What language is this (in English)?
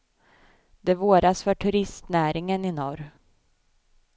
Swedish